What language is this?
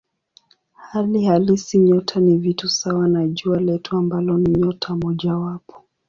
Swahili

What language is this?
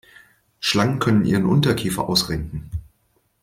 German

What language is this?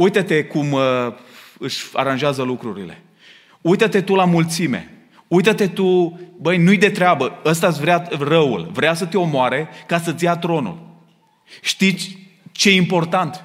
Romanian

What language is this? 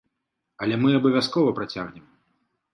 Belarusian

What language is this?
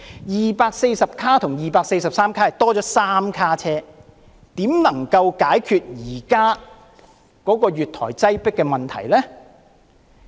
Cantonese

